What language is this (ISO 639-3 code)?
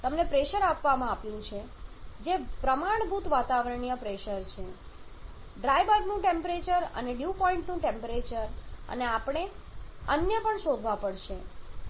guj